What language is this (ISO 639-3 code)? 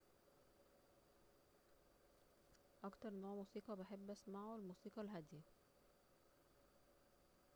arz